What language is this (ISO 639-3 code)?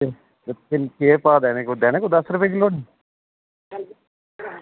doi